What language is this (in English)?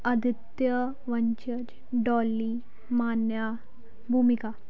Punjabi